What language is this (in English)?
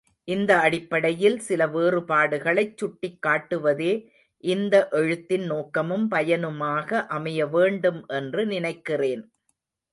Tamil